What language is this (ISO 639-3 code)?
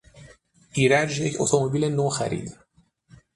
fas